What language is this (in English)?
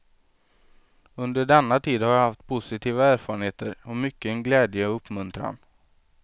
Swedish